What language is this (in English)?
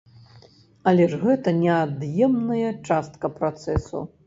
Belarusian